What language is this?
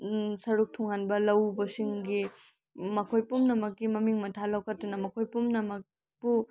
Manipuri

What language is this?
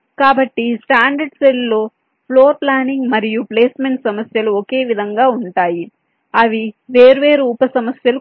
Telugu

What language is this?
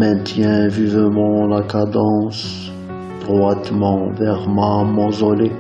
French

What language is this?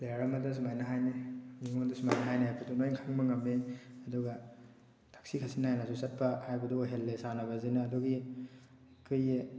Manipuri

